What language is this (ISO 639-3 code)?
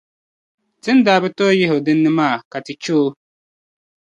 dag